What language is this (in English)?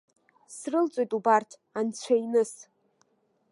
Abkhazian